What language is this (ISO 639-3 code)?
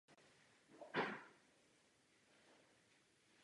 ces